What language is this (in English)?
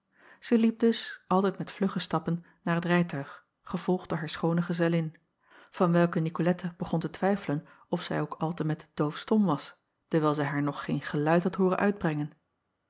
Dutch